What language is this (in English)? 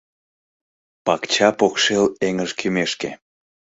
Mari